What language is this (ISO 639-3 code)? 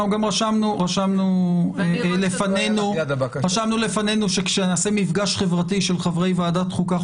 heb